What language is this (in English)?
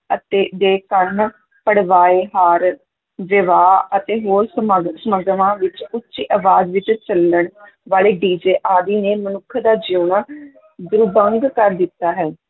Punjabi